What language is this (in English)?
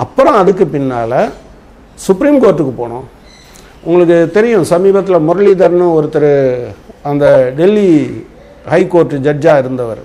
Tamil